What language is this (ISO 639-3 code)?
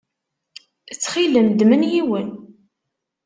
kab